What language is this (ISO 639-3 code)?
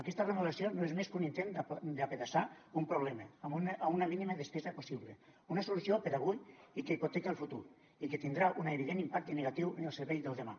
cat